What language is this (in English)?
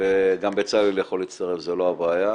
Hebrew